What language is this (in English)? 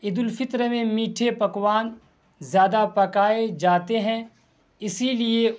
Urdu